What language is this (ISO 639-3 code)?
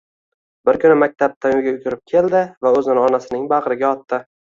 uzb